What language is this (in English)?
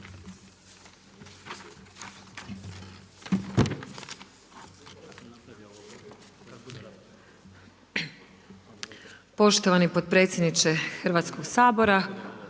Croatian